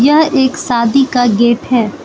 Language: Hindi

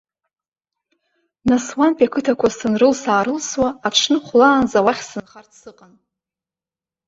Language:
Abkhazian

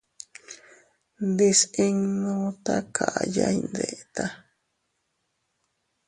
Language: Teutila Cuicatec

